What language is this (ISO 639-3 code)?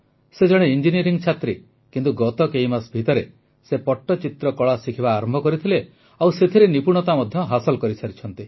ori